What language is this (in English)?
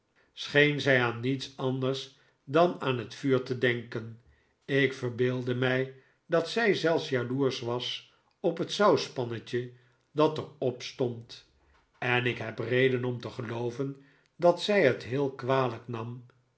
Dutch